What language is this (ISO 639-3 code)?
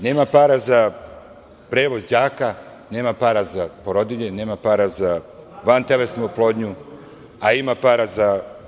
srp